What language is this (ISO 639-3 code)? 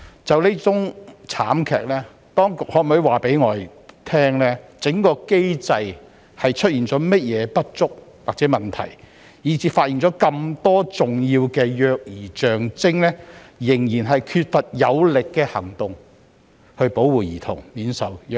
yue